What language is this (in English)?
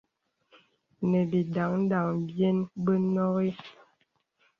Bebele